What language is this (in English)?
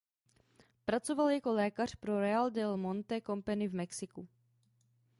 Czech